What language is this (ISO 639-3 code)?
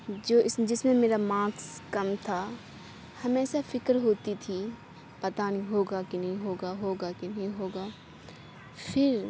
urd